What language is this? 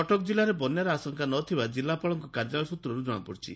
Odia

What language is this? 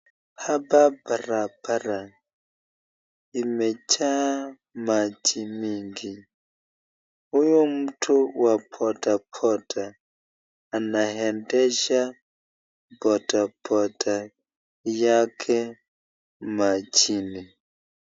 Swahili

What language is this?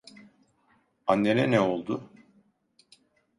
Turkish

